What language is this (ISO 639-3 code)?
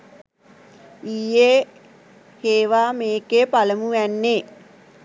sin